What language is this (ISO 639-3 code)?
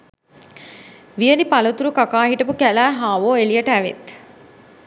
sin